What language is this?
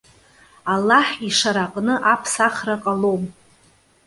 Abkhazian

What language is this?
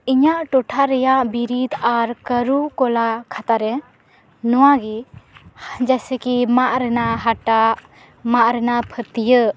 Santali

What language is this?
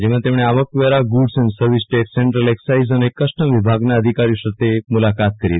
Gujarati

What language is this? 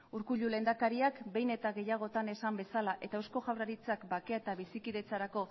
Basque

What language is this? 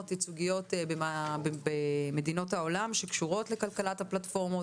Hebrew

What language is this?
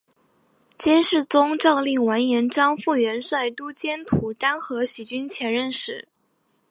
Chinese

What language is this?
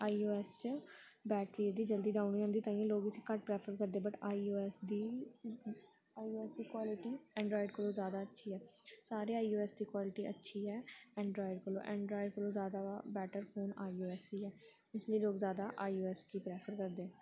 Dogri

